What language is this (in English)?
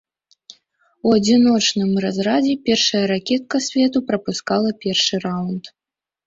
Belarusian